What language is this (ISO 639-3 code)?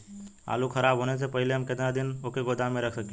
bho